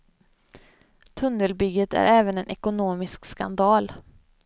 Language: Swedish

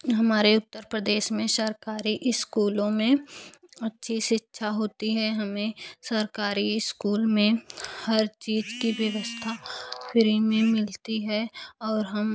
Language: Hindi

